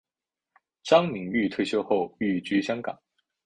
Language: Chinese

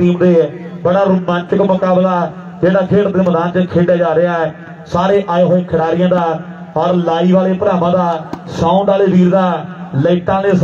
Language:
Hindi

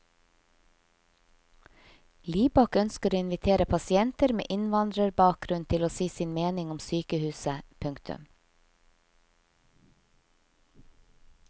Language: Norwegian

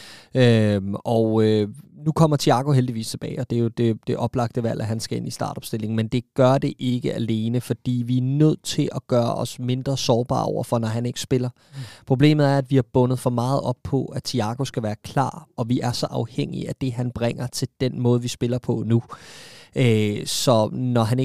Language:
Danish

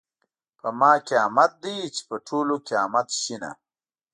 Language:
Pashto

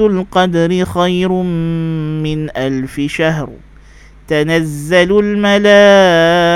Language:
Malay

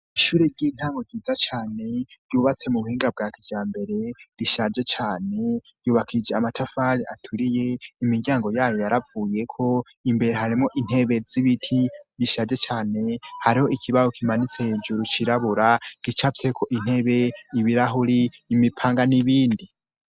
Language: Rundi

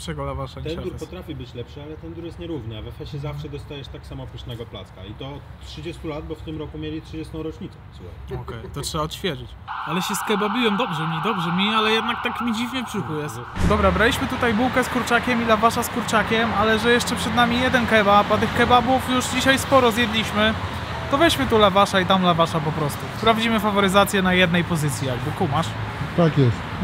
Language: Polish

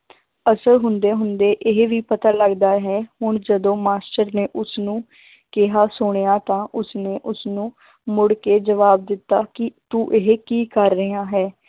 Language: Punjabi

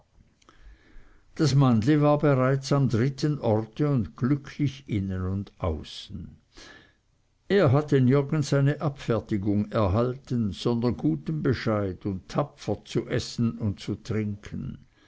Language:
German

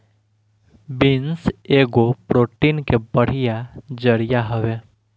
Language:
Bhojpuri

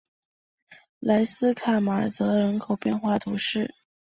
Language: Chinese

